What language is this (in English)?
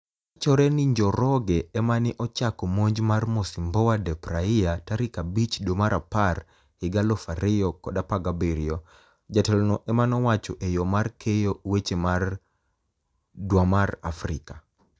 Luo (Kenya and Tanzania)